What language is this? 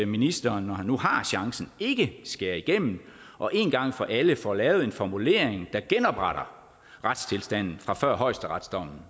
Danish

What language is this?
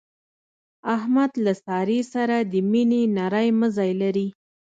Pashto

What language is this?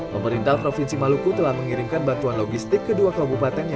Indonesian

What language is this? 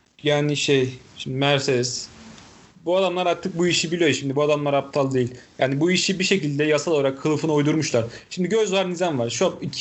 Turkish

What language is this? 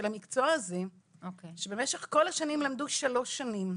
Hebrew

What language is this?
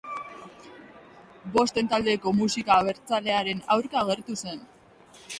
Basque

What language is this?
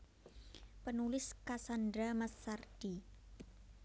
Javanese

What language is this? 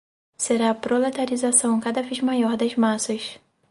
Portuguese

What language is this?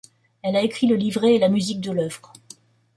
French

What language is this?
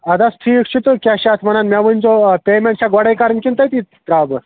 Kashmiri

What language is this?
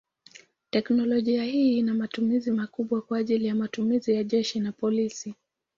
Swahili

